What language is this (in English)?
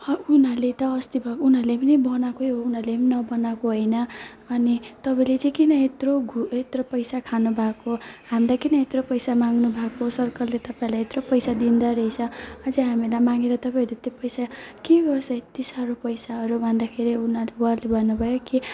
Nepali